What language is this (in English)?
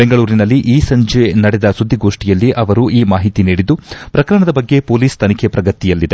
Kannada